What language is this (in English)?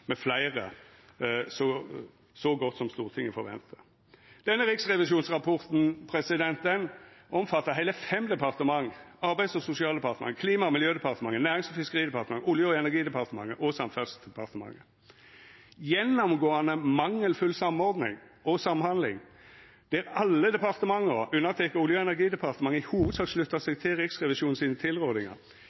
Norwegian Nynorsk